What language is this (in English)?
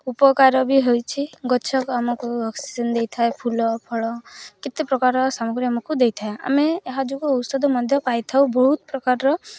Odia